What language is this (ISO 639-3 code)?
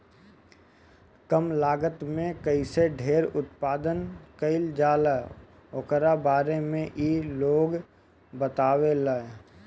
bho